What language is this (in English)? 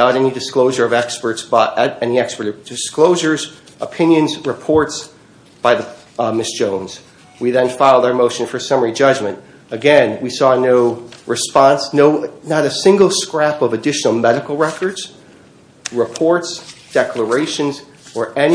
English